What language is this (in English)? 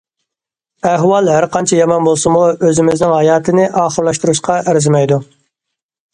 Uyghur